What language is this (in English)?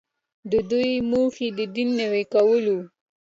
Pashto